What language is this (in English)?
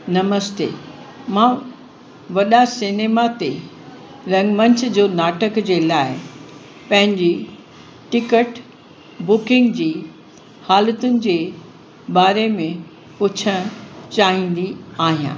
Sindhi